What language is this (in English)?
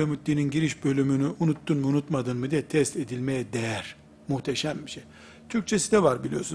Turkish